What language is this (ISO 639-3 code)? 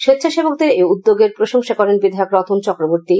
ben